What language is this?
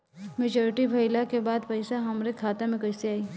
Bhojpuri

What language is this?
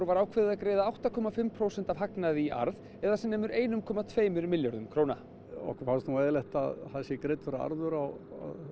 Icelandic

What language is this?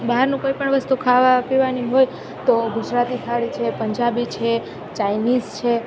Gujarati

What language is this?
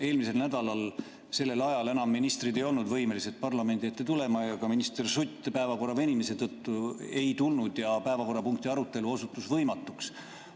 Estonian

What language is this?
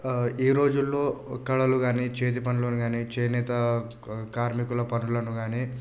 Telugu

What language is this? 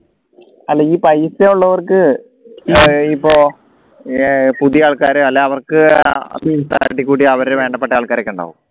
Malayalam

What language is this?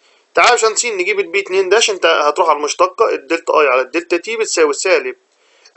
Arabic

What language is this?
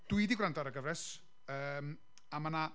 Welsh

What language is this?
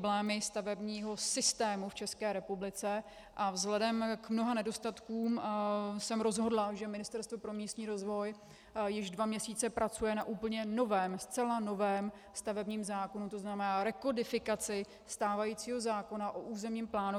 Czech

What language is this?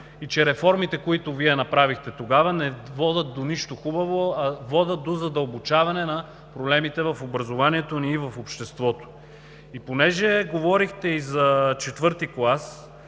Bulgarian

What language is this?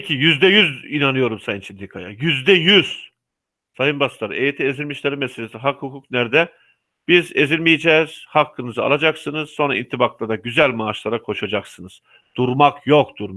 Turkish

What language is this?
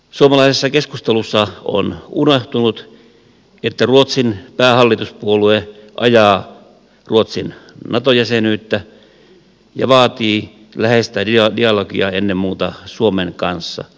Finnish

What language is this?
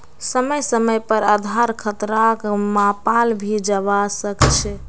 Magahi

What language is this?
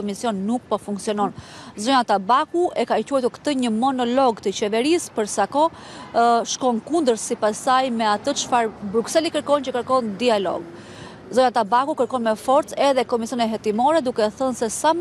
Romanian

